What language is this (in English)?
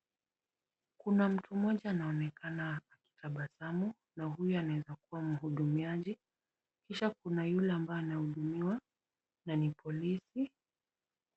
Swahili